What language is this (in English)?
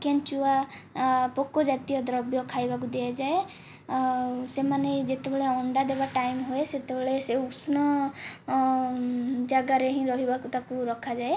Odia